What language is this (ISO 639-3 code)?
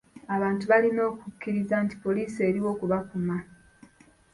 lug